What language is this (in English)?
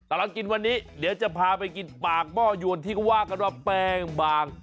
Thai